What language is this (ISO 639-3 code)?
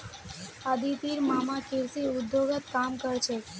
mag